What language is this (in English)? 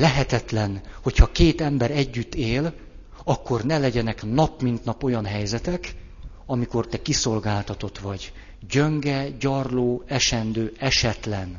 Hungarian